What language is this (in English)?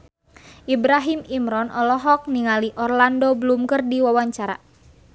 Sundanese